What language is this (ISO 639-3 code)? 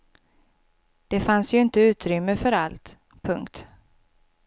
swe